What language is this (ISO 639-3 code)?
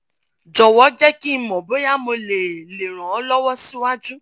yor